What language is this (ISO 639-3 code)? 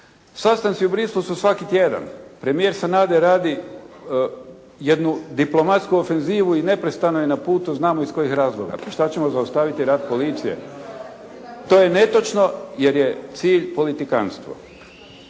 hrv